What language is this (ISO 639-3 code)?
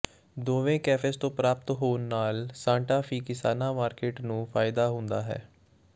pan